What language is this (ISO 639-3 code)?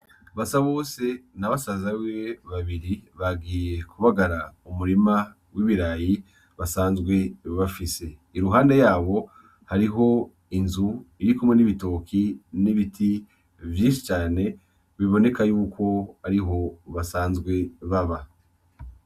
run